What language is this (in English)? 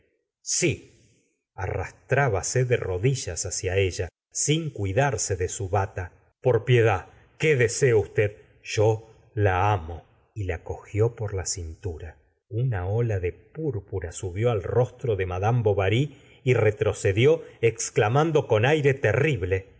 Spanish